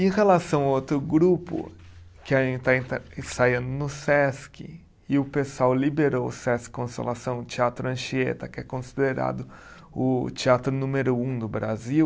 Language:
Portuguese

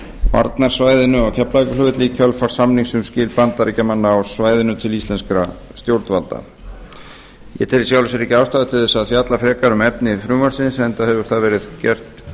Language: Icelandic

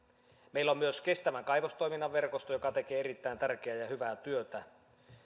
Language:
Finnish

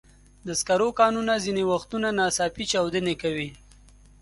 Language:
Pashto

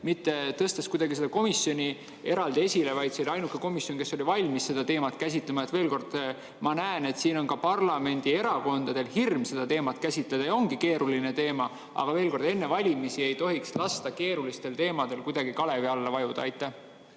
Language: Estonian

